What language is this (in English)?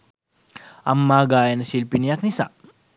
Sinhala